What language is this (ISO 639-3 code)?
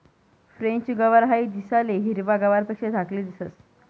mar